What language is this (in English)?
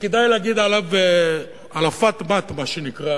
Hebrew